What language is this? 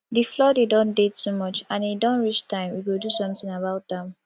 Nigerian Pidgin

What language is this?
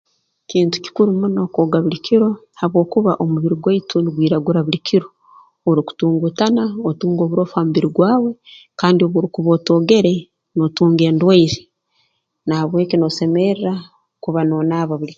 Tooro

